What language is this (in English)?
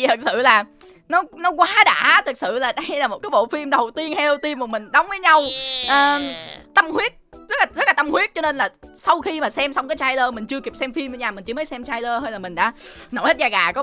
Vietnamese